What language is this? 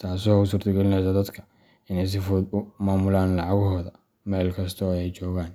Somali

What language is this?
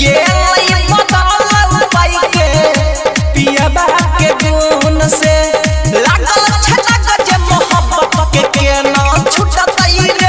Hindi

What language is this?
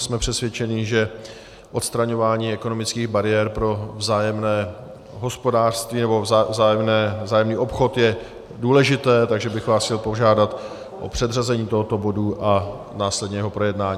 Czech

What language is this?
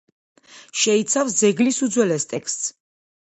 Georgian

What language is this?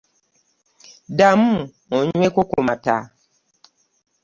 Ganda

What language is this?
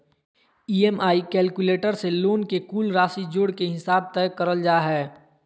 Magahi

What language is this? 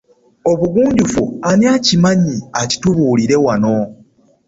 Ganda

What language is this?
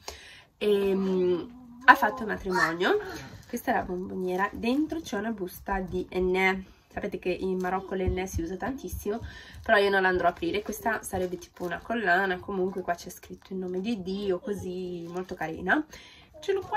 Italian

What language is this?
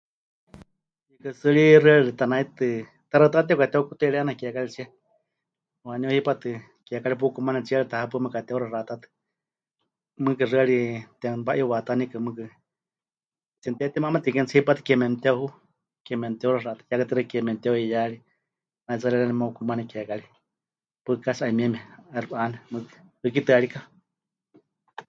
Huichol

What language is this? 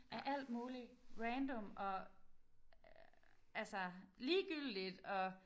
Danish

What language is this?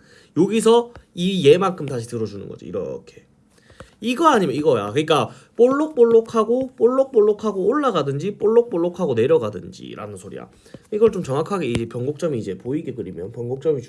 Korean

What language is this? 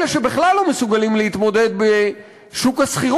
Hebrew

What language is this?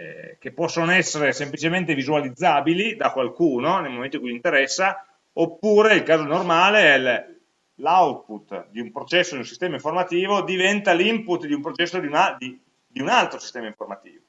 Italian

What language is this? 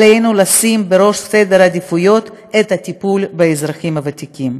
Hebrew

